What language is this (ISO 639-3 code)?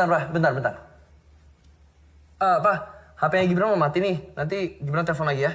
ind